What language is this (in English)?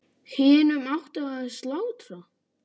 Icelandic